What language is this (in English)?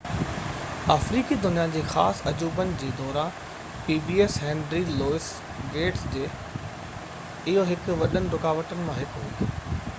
Sindhi